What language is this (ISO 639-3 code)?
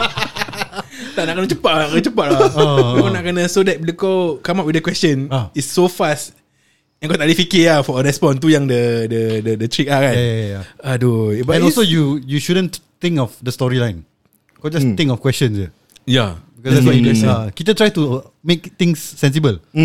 msa